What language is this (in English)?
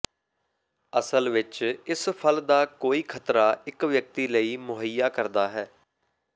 Punjabi